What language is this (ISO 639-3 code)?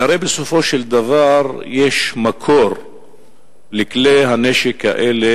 heb